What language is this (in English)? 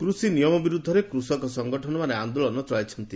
Odia